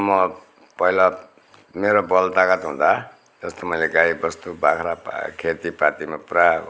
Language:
Nepali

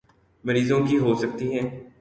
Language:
Urdu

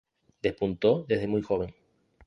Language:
Spanish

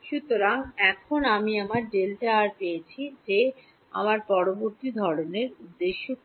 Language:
Bangla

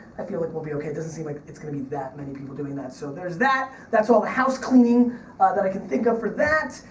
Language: English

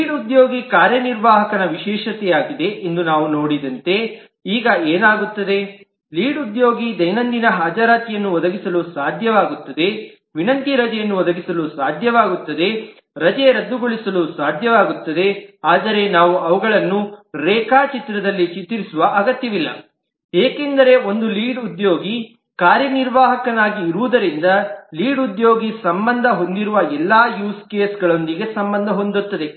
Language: Kannada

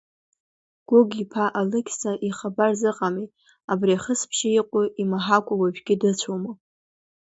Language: Abkhazian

